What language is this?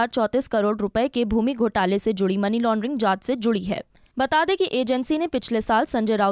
Hindi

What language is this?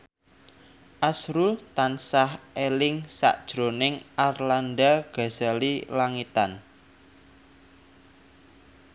Javanese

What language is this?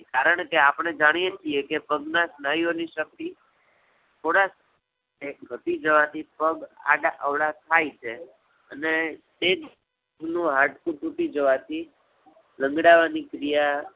Gujarati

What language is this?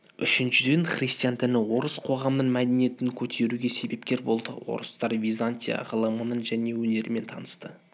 Kazakh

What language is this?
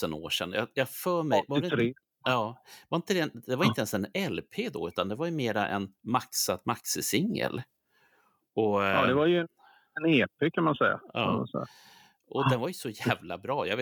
Swedish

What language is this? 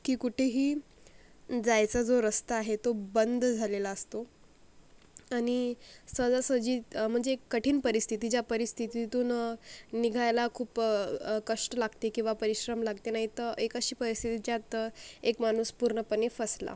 Marathi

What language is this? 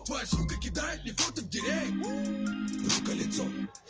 Russian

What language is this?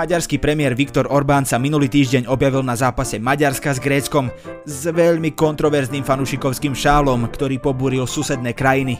Slovak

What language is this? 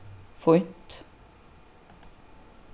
Faroese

